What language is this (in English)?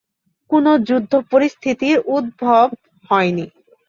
Bangla